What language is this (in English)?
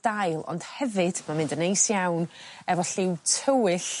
Welsh